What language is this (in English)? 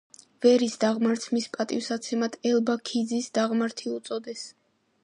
Georgian